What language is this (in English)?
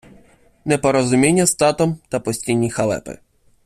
Ukrainian